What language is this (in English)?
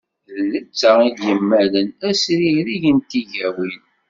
Kabyle